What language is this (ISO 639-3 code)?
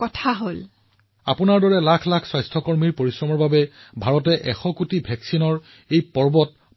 asm